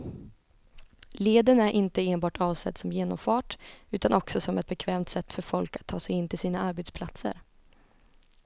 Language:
Swedish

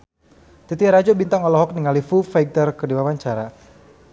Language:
Sundanese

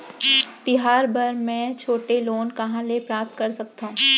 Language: Chhattisgarhi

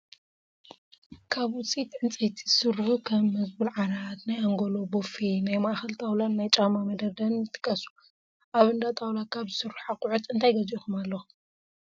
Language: Tigrinya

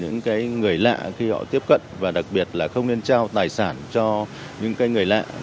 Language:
Vietnamese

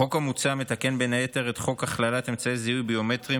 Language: Hebrew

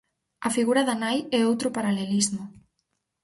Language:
Galician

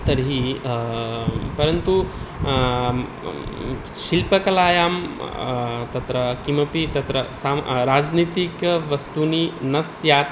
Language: Sanskrit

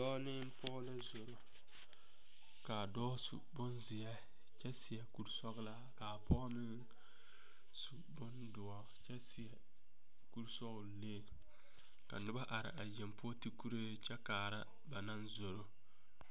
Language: Southern Dagaare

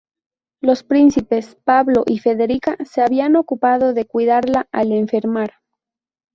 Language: Spanish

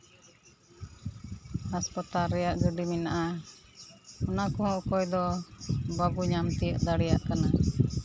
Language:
Santali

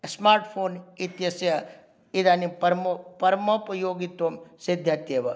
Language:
Sanskrit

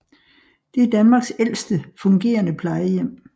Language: Danish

